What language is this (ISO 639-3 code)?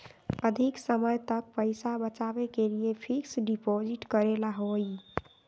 mag